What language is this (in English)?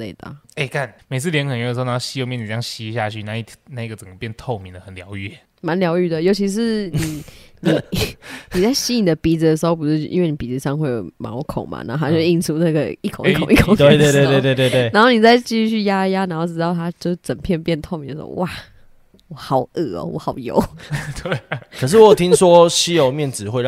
Chinese